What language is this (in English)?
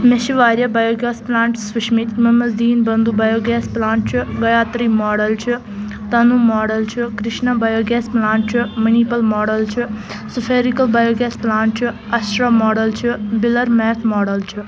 Kashmiri